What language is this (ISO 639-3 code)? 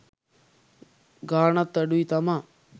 sin